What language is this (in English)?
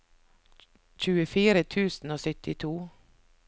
Norwegian